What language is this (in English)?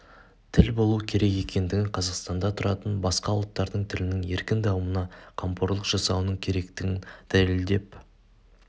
Kazakh